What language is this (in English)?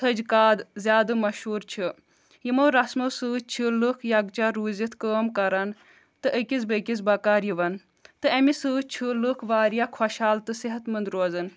Kashmiri